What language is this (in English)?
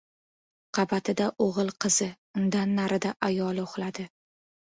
Uzbek